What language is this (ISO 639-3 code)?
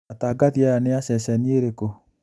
kik